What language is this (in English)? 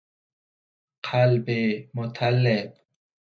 Persian